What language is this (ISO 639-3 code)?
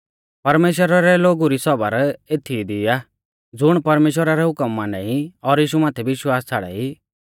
bfz